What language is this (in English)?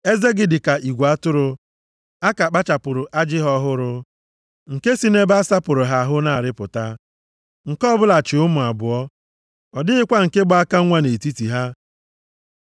Igbo